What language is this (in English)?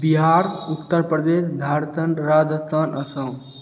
Maithili